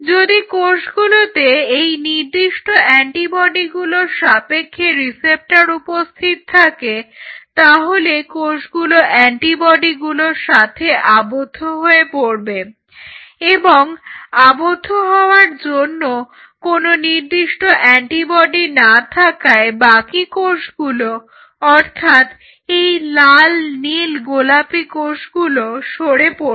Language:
Bangla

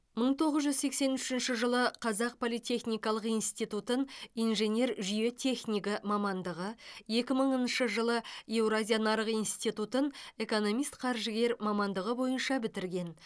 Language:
Kazakh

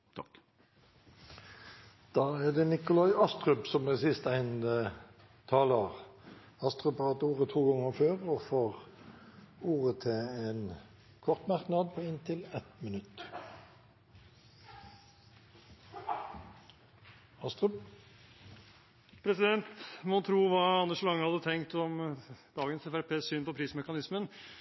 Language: Norwegian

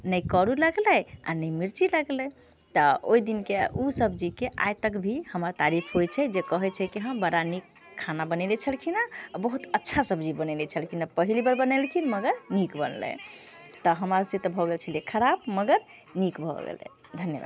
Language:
Maithili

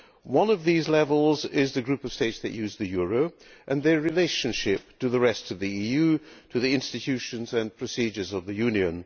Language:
English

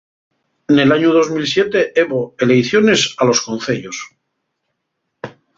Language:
Asturian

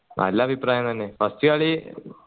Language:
Malayalam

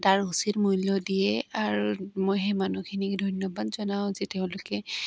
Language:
Assamese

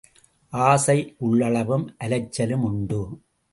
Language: Tamil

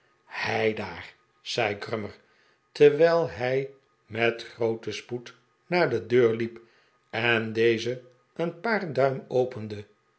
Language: Dutch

